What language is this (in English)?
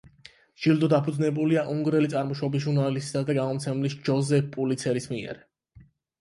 Georgian